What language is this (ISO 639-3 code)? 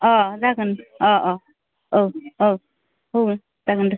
brx